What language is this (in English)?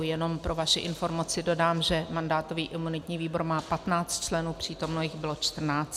Czech